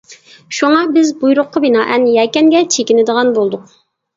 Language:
Uyghur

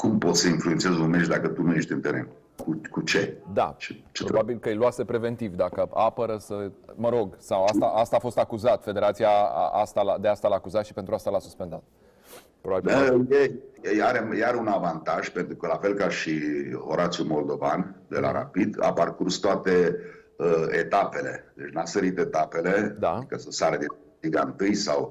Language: Romanian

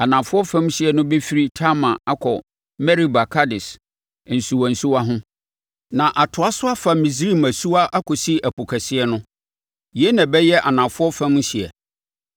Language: Akan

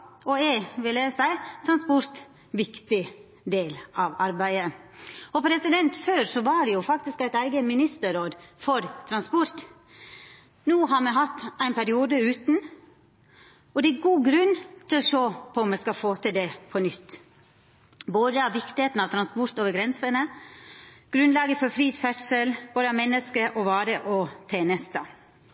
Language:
Norwegian Nynorsk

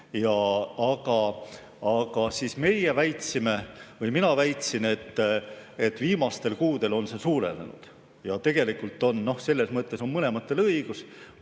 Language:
Estonian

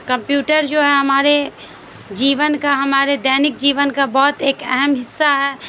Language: Urdu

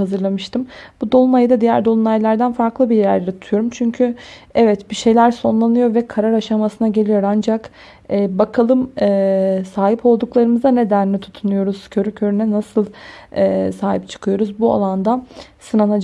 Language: Turkish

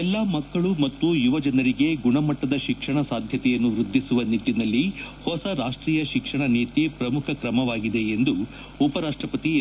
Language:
Kannada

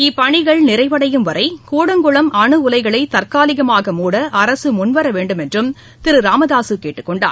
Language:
Tamil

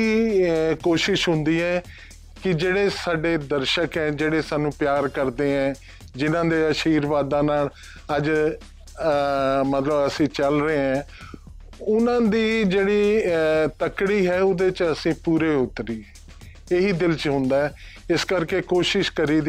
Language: Punjabi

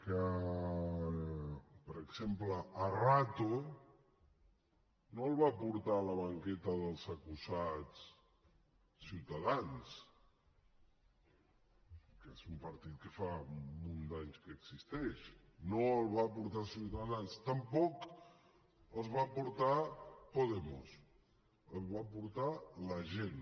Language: Catalan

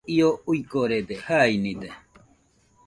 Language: Nüpode Huitoto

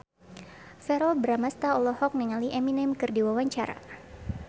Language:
Sundanese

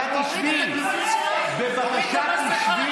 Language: Hebrew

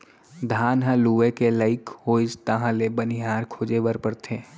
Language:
Chhattisgarhi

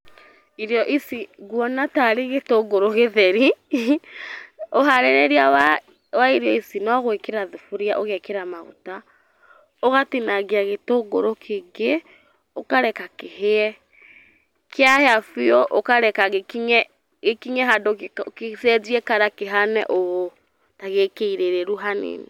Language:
Kikuyu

